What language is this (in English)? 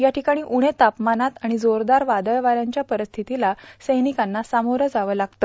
Marathi